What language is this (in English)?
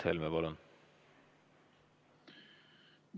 Estonian